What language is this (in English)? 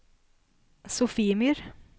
Norwegian